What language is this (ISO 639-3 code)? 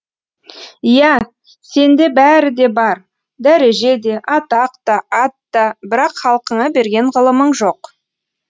kaz